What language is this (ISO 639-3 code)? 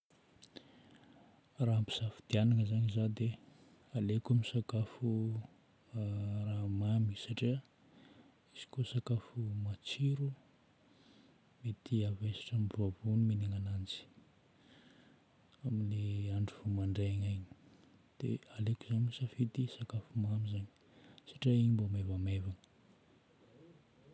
bmm